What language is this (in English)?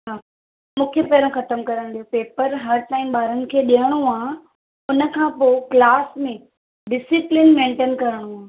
Sindhi